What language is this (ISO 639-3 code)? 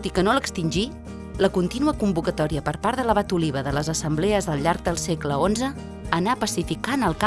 cat